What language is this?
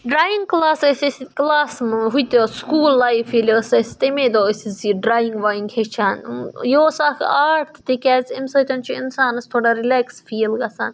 Kashmiri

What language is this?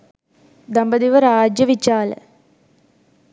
Sinhala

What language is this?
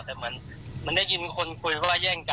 Thai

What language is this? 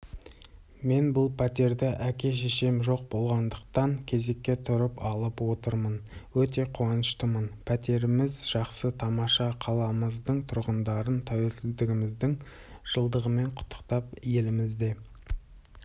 Kazakh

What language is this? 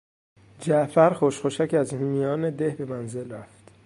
Persian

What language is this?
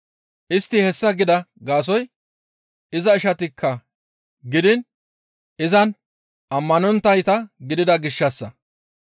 Gamo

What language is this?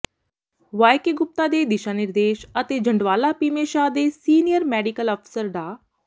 Punjabi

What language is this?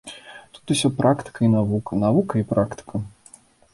Belarusian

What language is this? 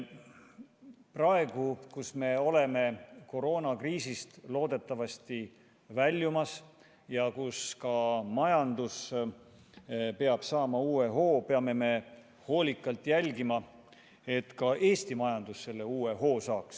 Estonian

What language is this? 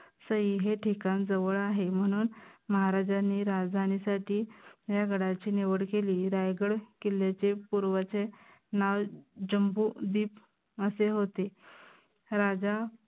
Marathi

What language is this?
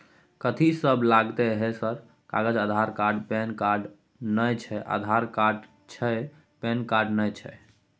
Maithili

